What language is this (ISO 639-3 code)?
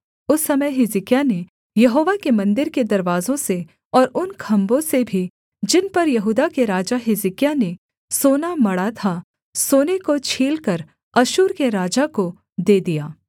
hin